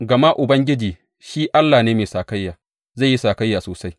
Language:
Hausa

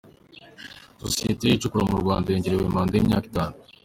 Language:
Kinyarwanda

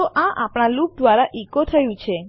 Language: Gujarati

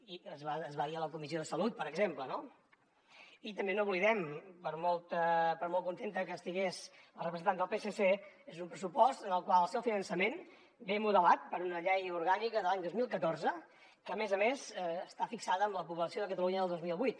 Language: Catalan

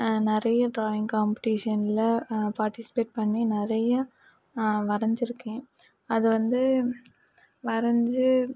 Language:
Tamil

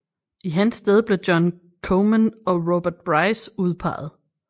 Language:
Danish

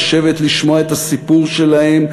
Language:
Hebrew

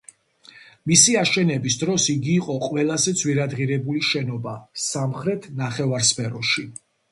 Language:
Georgian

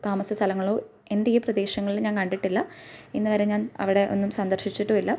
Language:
Malayalam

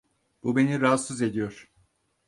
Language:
Turkish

